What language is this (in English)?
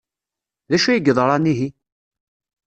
Kabyle